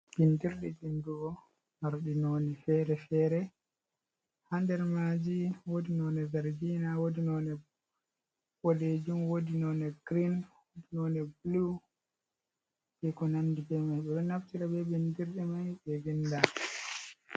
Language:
Fula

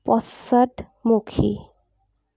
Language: Assamese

